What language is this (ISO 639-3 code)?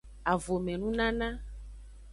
ajg